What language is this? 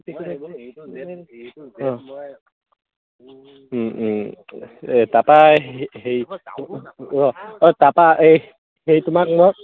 Assamese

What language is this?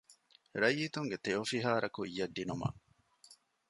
Divehi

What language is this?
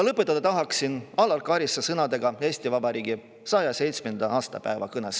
Estonian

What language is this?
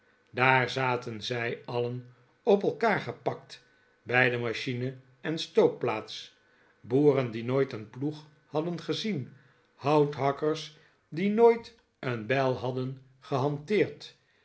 Dutch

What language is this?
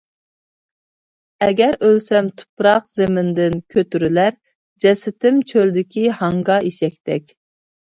Uyghur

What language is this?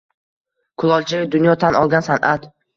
Uzbek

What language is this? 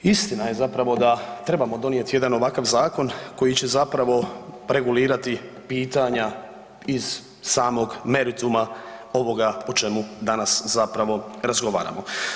Croatian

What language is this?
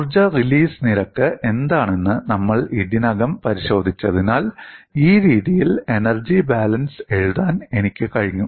Malayalam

